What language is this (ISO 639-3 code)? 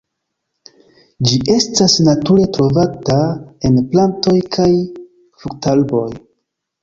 epo